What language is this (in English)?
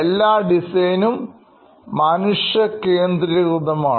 Malayalam